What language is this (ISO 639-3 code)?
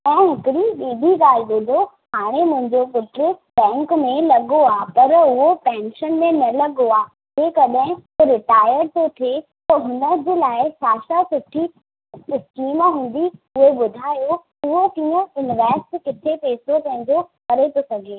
snd